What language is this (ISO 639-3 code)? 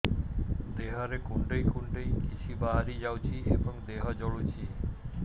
ori